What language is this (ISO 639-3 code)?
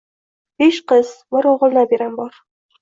uzb